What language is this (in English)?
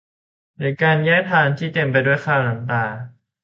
Thai